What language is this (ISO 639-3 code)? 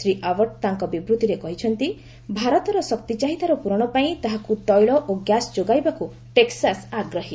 ori